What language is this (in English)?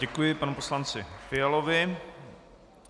Czech